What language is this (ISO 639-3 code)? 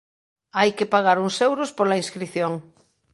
glg